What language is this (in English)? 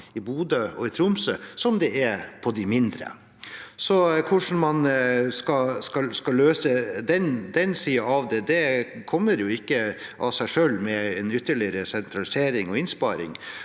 Norwegian